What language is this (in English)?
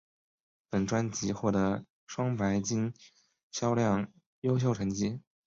Chinese